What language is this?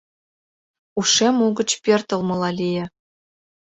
Mari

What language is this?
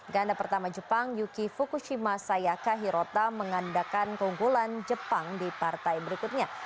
Indonesian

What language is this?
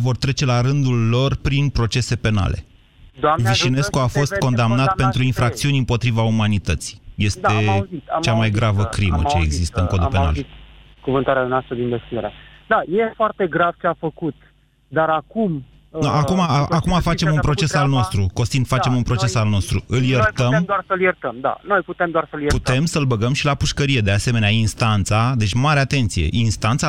Romanian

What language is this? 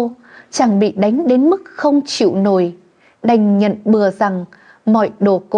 Vietnamese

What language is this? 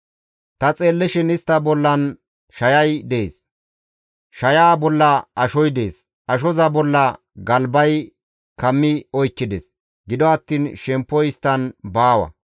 Gamo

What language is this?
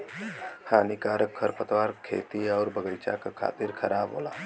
Bhojpuri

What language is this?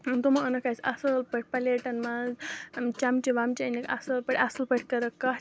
Kashmiri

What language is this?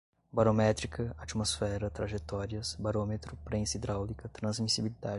Portuguese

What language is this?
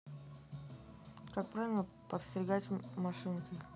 Russian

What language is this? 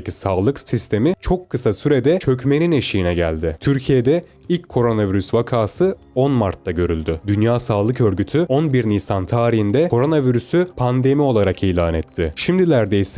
Turkish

